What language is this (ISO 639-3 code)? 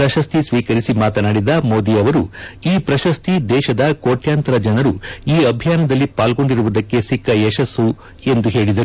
kan